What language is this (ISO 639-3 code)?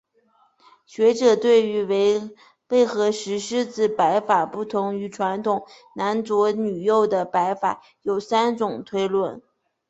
zho